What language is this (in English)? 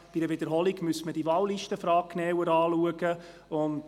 Swiss German